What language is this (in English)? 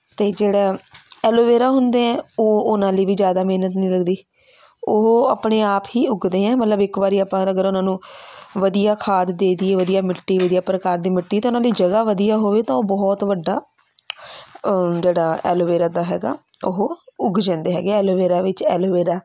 Punjabi